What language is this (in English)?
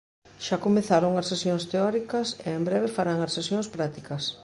Galician